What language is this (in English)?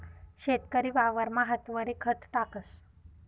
Marathi